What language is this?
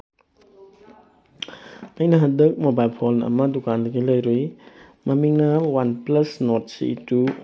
Manipuri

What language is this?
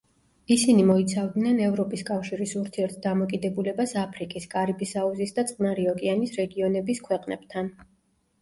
Georgian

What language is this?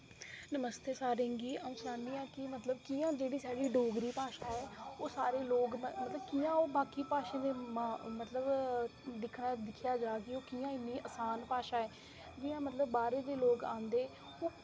Dogri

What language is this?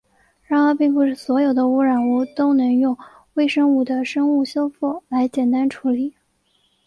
Chinese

